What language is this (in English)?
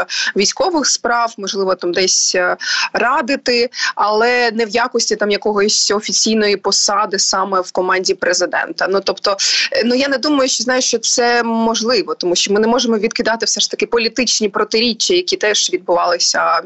Ukrainian